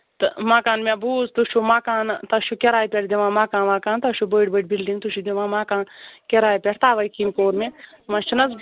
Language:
Kashmiri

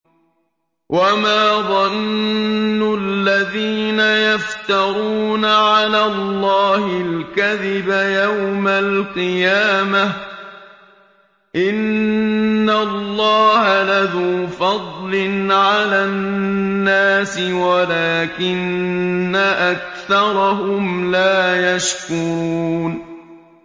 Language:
Arabic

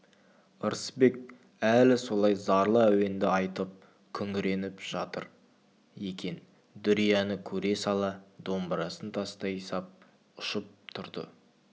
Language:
Kazakh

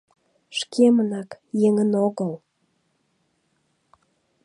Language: Mari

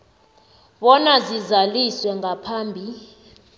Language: South Ndebele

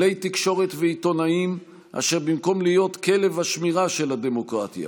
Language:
Hebrew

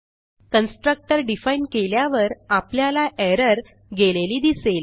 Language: Marathi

